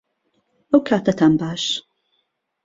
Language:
Central Kurdish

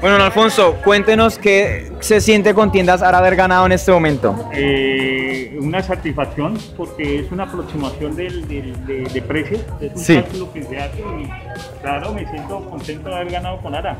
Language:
Spanish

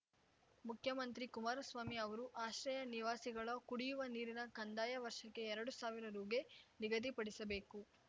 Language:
Kannada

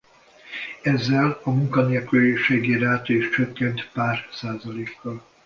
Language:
Hungarian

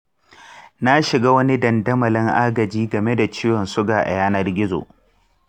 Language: Hausa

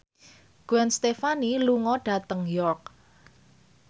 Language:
Javanese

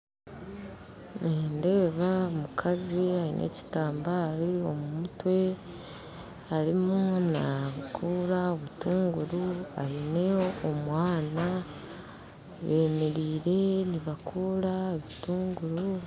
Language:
Nyankole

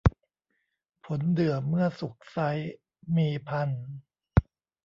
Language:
Thai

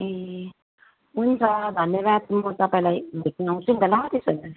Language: Nepali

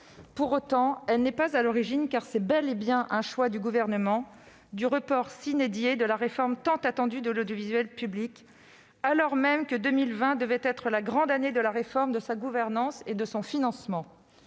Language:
French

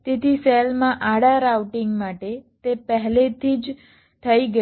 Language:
Gujarati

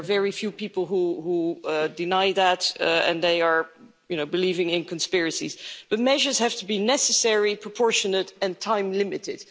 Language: English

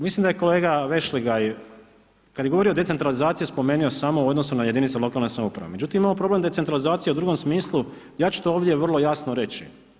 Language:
Croatian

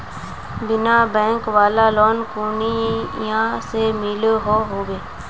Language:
Magahi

